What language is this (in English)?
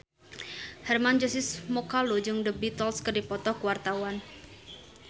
Sundanese